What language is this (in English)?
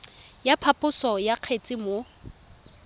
Tswana